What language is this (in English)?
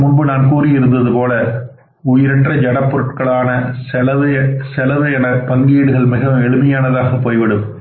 Tamil